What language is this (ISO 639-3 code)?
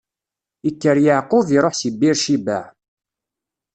kab